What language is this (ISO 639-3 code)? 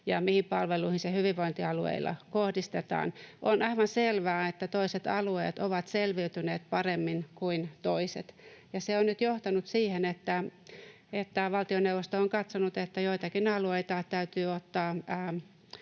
fin